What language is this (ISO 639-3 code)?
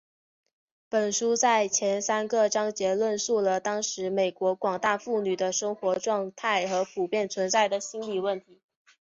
zho